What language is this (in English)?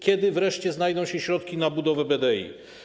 Polish